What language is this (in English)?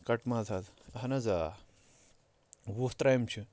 Kashmiri